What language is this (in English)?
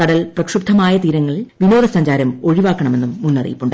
Malayalam